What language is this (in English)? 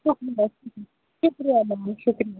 Kashmiri